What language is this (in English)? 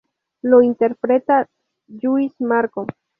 Spanish